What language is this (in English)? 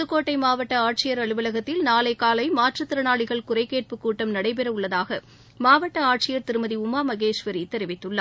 Tamil